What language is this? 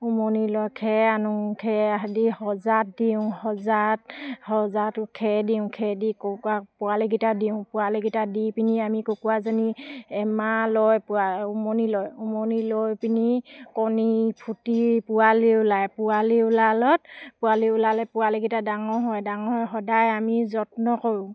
Assamese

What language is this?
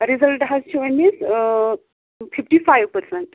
Kashmiri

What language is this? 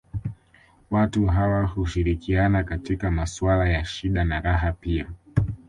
Swahili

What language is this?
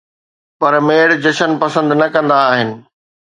Sindhi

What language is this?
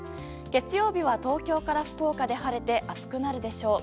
Japanese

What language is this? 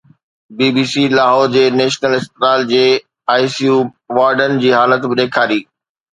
Sindhi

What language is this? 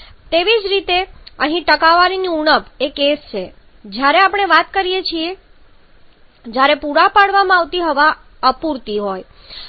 Gujarati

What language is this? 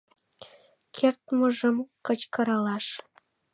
Mari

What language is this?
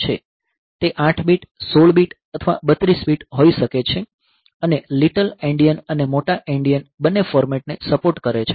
Gujarati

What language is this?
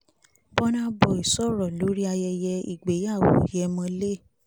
Yoruba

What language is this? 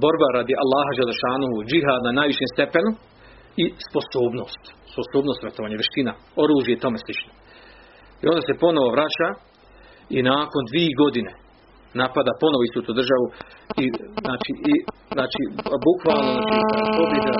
Croatian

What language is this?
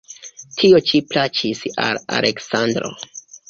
Esperanto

